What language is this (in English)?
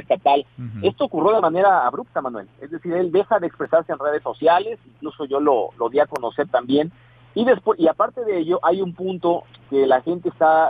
Spanish